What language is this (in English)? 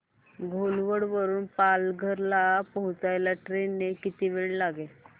Marathi